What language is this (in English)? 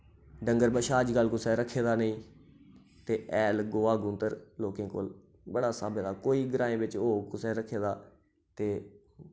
Dogri